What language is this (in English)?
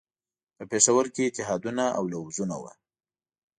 Pashto